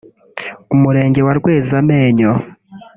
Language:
Kinyarwanda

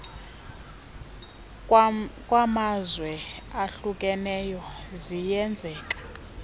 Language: Xhosa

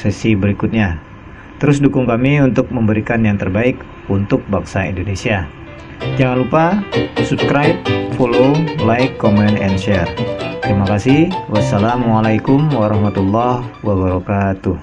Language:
Indonesian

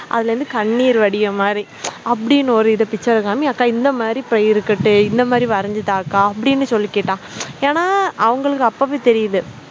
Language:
Tamil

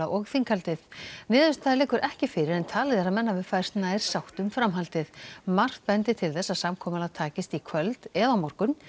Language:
Icelandic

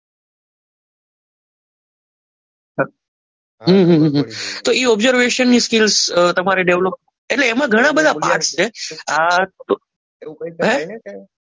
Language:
Gujarati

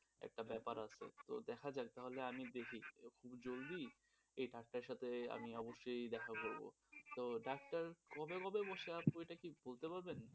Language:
Bangla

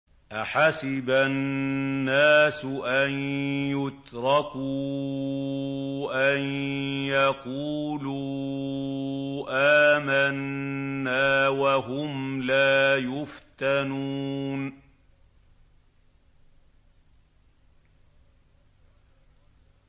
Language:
Arabic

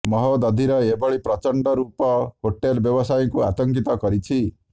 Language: Odia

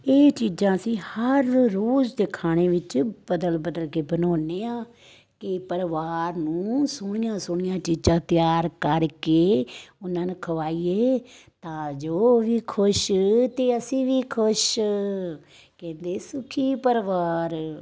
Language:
Punjabi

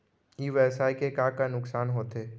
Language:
Chhattisgarhi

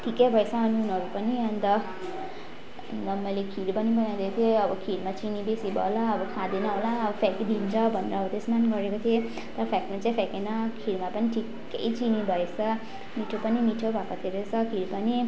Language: Nepali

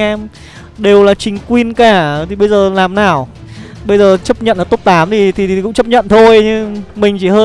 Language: Vietnamese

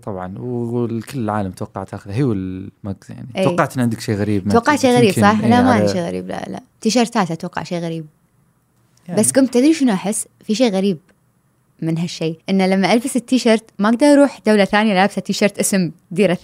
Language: Arabic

